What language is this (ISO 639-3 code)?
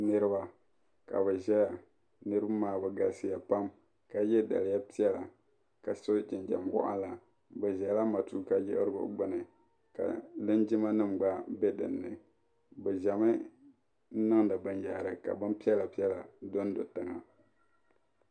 dag